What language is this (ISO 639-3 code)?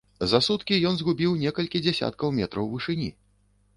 bel